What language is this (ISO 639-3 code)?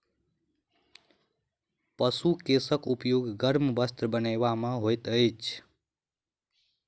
mai